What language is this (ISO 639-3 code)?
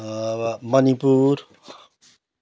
nep